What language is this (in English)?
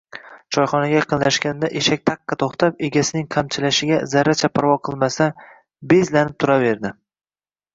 Uzbek